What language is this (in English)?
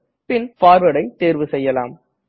Tamil